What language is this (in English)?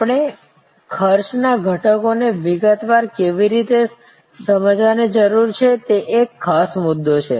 Gujarati